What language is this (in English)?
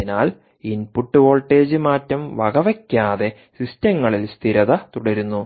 Malayalam